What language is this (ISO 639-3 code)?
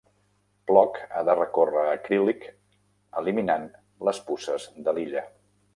cat